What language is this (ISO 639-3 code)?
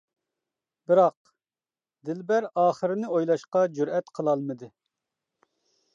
uig